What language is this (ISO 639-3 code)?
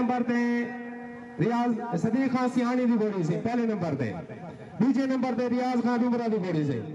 pan